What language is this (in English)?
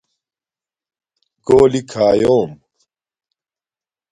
Domaaki